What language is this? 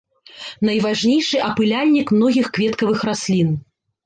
Belarusian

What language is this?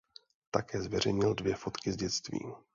Czech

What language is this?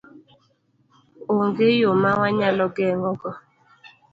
Luo (Kenya and Tanzania)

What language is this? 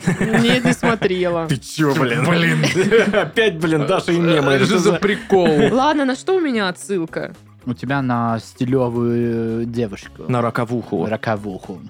Russian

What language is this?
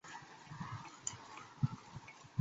Chinese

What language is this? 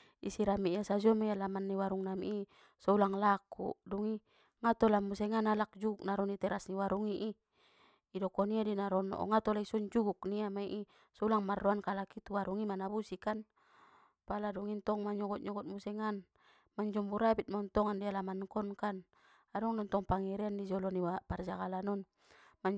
Batak Mandailing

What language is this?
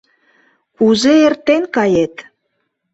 Mari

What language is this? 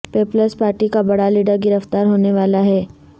Urdu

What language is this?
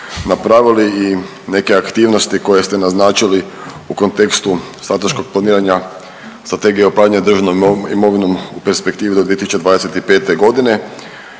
Croatian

